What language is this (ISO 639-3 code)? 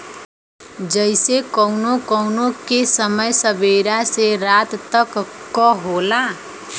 bho